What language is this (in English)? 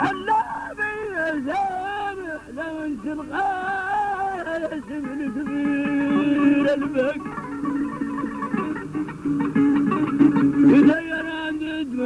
Arabic